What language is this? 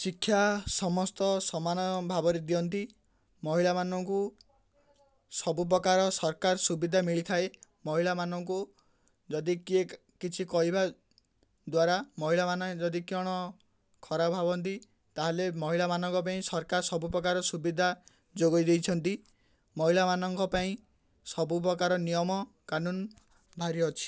Odia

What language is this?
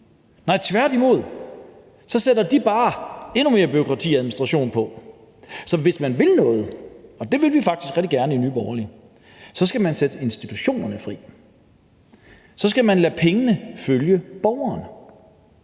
Danish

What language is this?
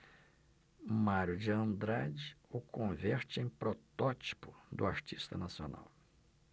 Portuguese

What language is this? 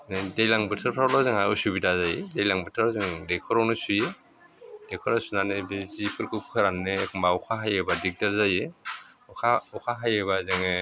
Bodo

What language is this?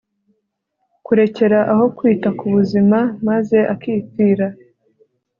Kinyarwanda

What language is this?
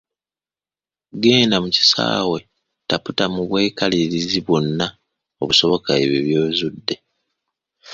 Ganda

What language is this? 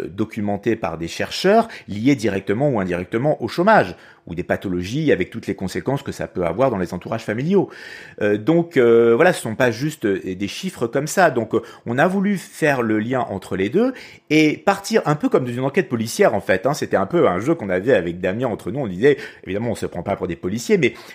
French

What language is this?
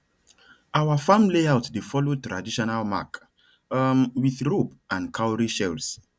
Nigerian Pidgin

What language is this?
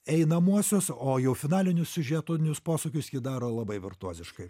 Lithuanian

